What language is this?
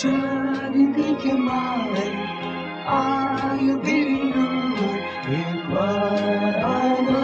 Romanian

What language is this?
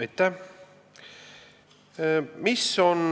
Estonian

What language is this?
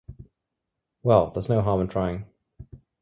English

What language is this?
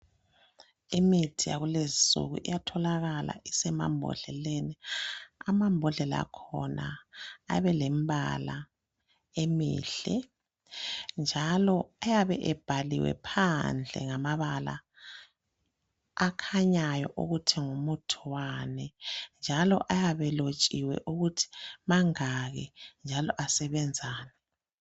North Ndebele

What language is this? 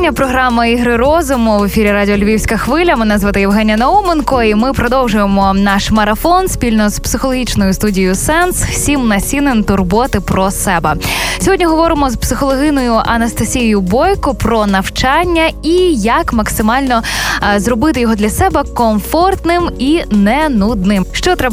Ukrainian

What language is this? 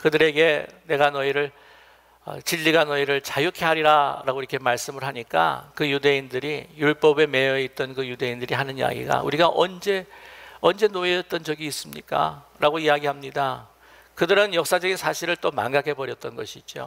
Korean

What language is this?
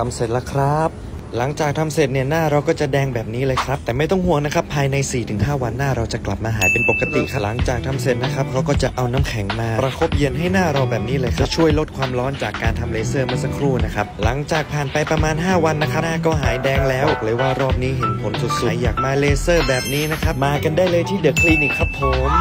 Thai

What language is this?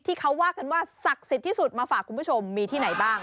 Thai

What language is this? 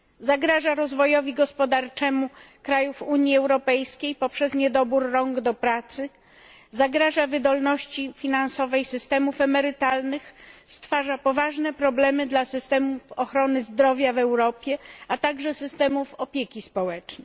Polish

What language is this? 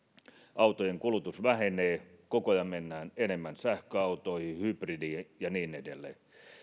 Finnish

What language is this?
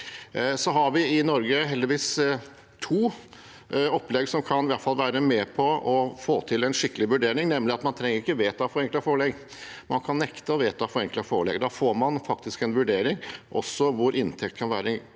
Norwegian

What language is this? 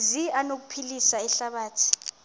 Xhosa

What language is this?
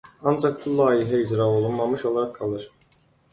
Azerbaijani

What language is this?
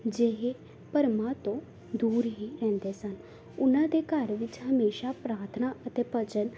Punjabi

